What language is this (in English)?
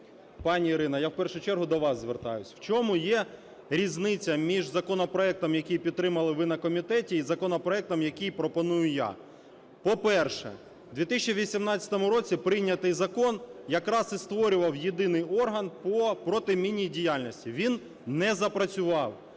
Ukrainian